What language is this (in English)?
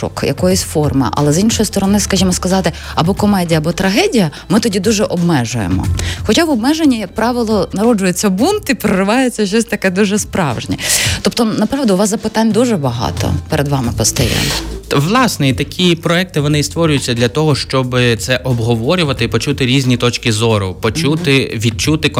Ukrainian